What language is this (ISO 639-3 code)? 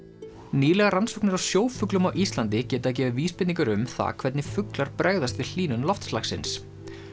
isl